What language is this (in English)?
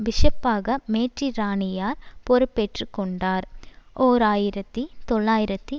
Tamil